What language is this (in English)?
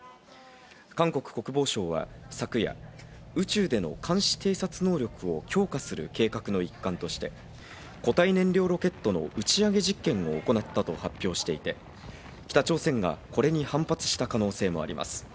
Japanese